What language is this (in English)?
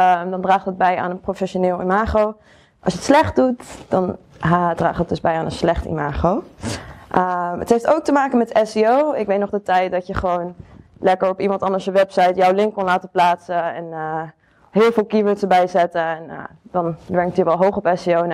Dutch